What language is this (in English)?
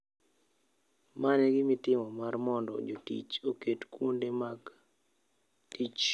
Luo (Kenya and Tanzania)